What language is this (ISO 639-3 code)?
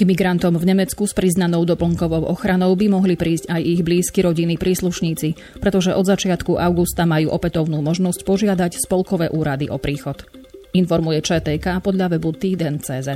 slk